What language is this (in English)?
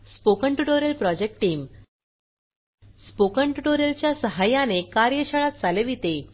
Marathi